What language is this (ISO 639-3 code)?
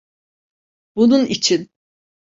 tur